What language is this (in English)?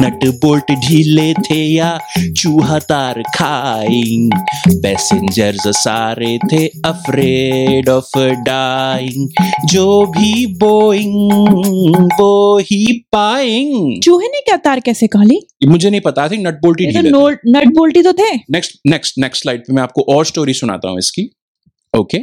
Hindi